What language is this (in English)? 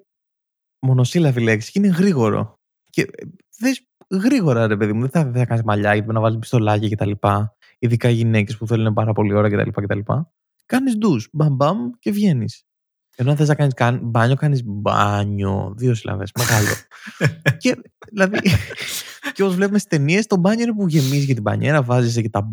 Greek